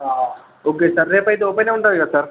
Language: Telugu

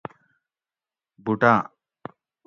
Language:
Gawri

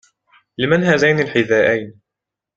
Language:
Arabic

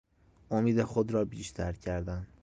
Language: Persian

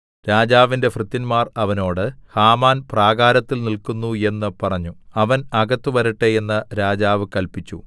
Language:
Malayalam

